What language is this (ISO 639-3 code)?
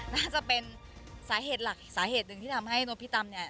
tha